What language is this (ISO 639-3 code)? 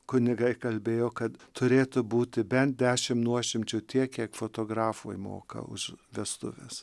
lit